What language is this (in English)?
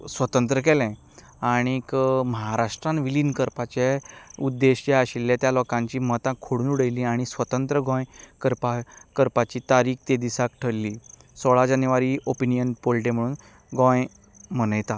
Konkani